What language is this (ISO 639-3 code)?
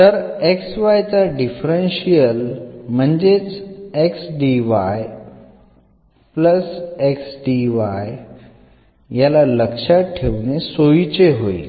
mar